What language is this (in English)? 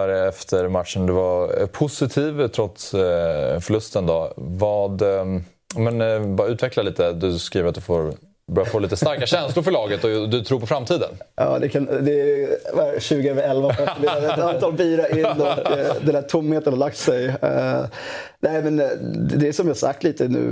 Swedish